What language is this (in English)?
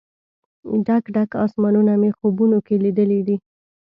Pashto